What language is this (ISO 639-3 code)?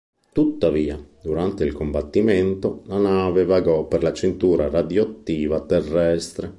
ita